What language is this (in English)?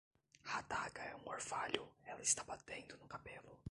Portuguese